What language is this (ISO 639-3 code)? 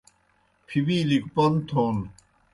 plk